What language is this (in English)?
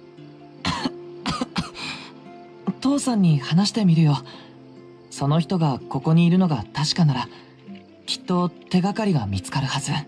Japanese